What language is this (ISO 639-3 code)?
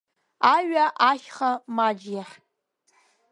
abk